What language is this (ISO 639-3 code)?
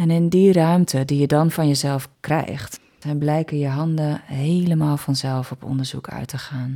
nld